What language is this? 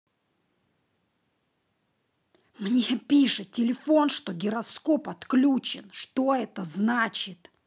Russian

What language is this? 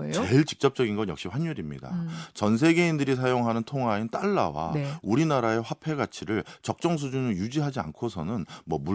Korean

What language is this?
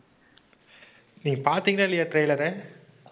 Tamil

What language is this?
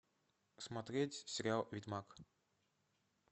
Russian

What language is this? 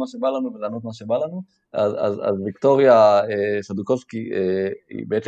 Hebrew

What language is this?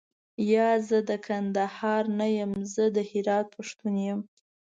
Pashto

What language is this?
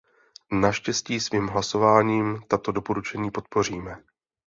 Czech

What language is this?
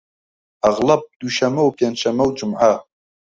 Central Kurdish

